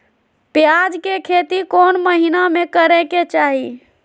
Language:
Magahi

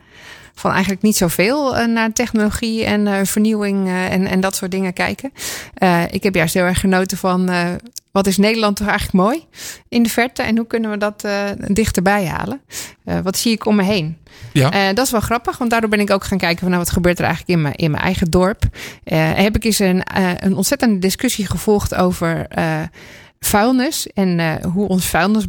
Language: Dutch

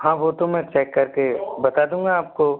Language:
Hindi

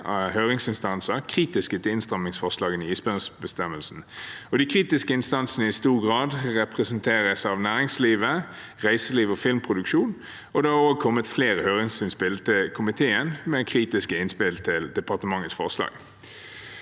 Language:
Norwegian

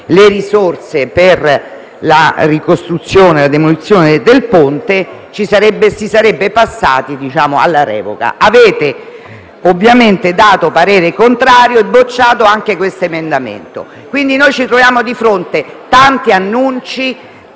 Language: Italian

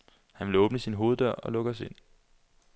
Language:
Danish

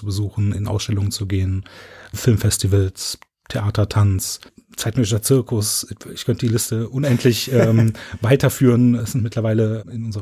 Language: German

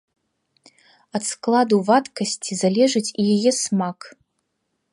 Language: Belarusian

